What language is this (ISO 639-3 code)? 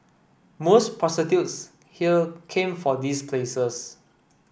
eng